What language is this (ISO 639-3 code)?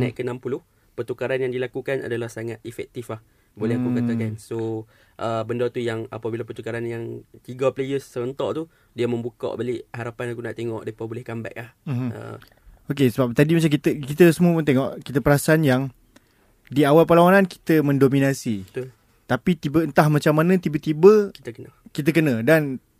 msa